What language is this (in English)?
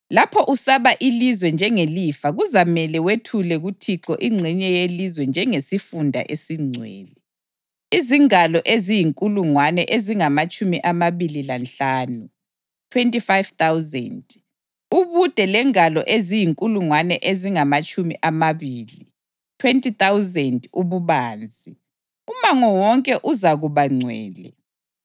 North Ndebele